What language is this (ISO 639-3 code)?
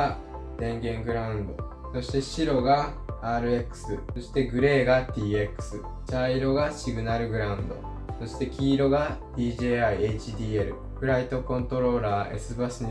jpn